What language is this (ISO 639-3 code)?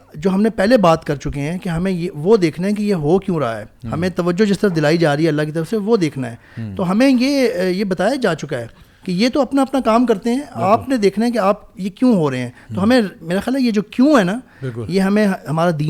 urd